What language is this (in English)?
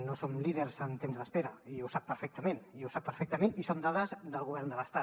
Catalan